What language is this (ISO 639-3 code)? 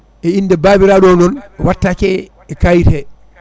ful